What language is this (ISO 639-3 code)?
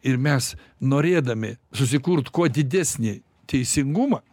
lit